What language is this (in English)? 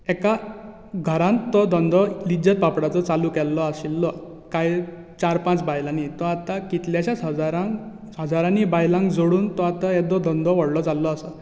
Konkani